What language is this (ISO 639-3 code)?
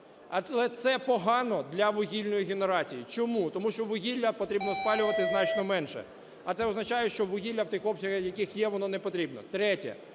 ukr